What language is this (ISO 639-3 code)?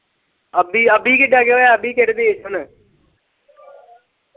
pan